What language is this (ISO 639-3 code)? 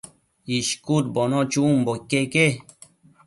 mcf